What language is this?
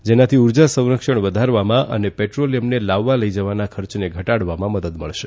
Gujarati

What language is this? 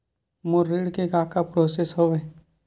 Chhattisgarhi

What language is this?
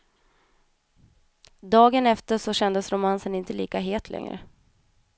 Swedish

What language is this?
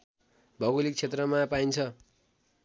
Nepali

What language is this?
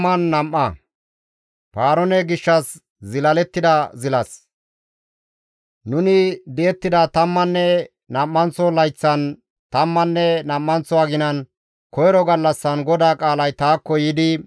Gamo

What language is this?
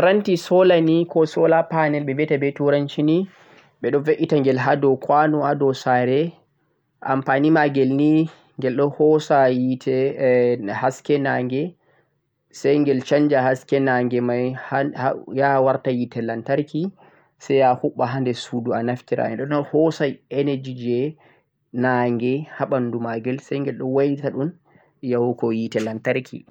Central-Eastern Niger Fulfulde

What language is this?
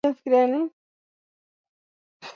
Swahili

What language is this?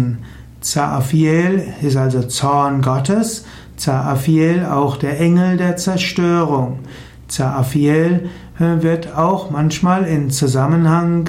German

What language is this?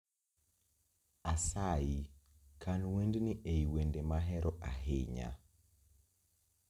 Luo (Kenya and Tanzania)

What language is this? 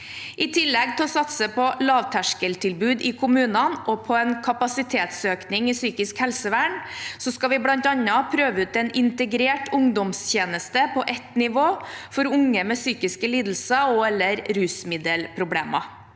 Norwegian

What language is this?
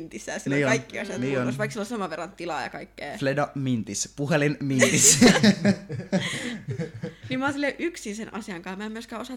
Finnish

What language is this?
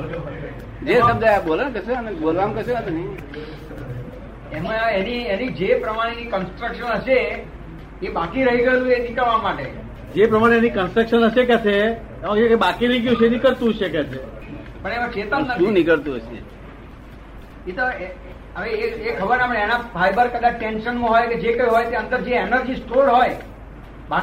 Gujarati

